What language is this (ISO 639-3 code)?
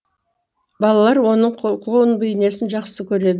kaz